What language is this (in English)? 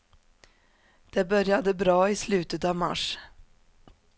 Swedish